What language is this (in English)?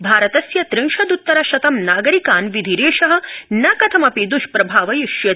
Sanskrit